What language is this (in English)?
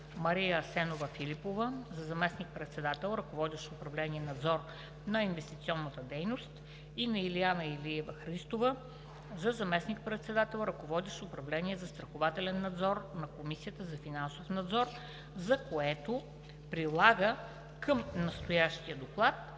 Bulgarian